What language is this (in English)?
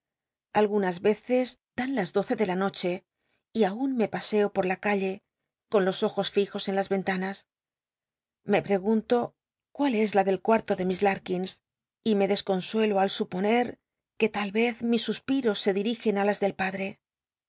Spanish